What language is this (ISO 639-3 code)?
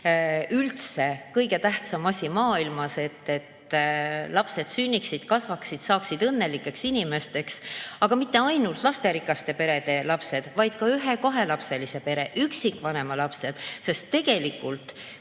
est